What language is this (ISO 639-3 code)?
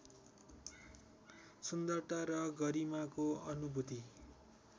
nep